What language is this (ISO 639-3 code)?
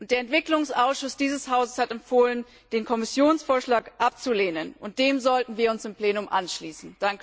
deu